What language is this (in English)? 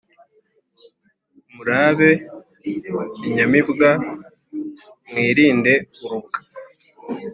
Kinyarwanda